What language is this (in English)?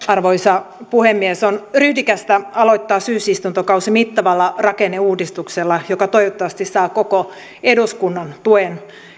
Finnish